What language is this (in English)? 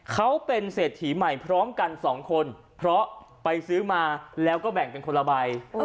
Thai